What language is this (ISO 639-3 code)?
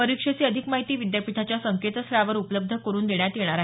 mar